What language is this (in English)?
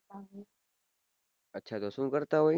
Gujarati